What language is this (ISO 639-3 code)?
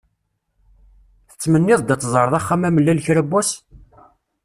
kab